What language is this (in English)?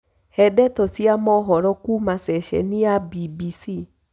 Kikuyu